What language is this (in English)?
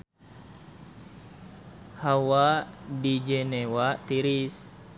Sundanese